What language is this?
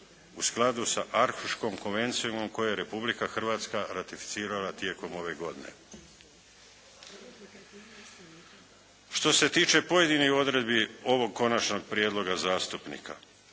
Croatian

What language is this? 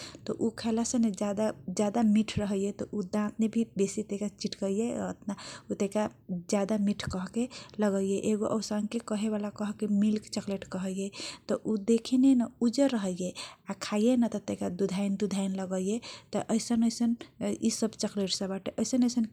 Kochila Tharu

